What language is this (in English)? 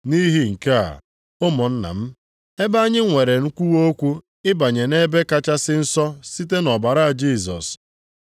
Igbo